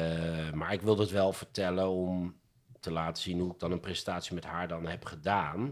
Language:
Dutch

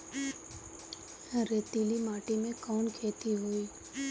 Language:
Bhojpuri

